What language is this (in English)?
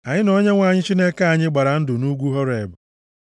Igbo